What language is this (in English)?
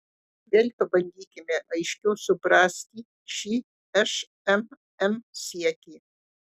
Lithuanian